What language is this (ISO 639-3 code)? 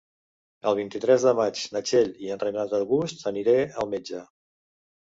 cat